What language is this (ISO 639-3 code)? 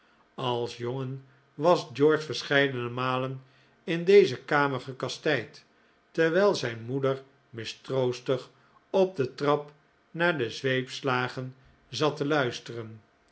nld